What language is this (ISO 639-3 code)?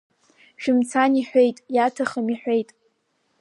abk